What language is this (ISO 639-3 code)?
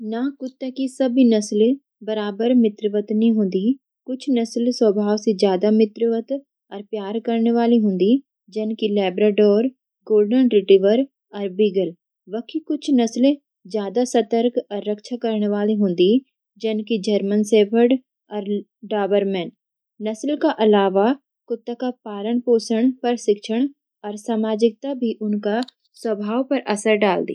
gbm